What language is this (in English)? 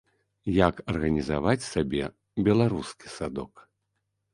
Belarusian